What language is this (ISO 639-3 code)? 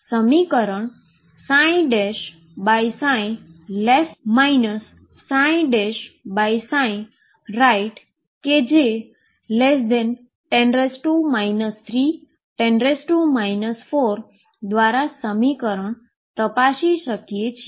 guj